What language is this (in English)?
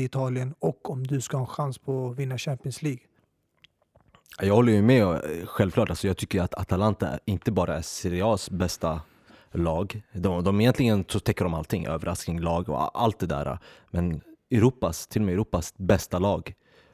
Swedish